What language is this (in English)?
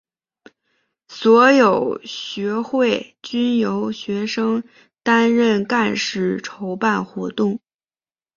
Chinese